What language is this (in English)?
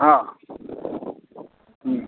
Maithili